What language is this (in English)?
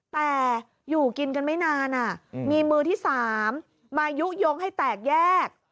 Thai